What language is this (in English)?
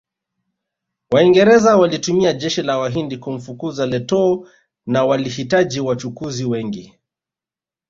Swahili